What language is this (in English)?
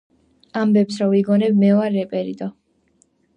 Georgian